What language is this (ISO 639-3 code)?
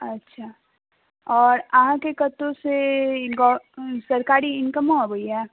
mai